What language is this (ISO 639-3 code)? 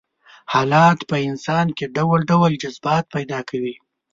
pus